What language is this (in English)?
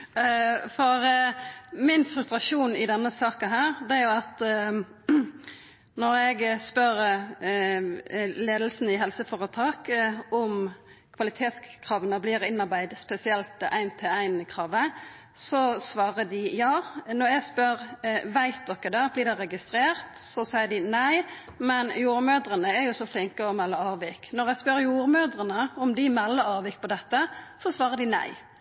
Norwegian Nynorsk